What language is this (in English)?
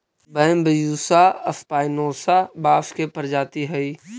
Magahi